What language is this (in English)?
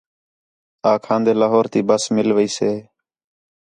Khetrani